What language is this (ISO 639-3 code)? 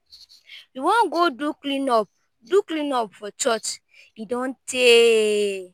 pcm